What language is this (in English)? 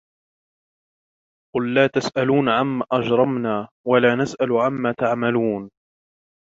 Arabic